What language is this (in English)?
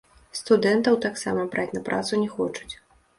Belarusian